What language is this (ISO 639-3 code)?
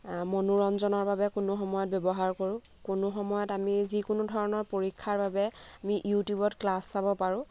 asm